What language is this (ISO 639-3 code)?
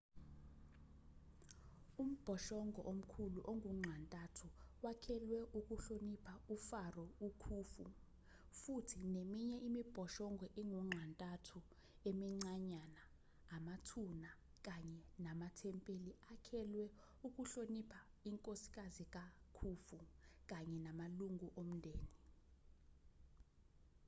zul